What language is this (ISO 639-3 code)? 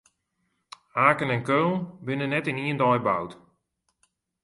fry